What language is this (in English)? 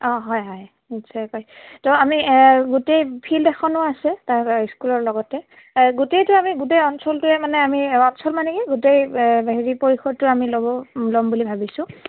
Assamese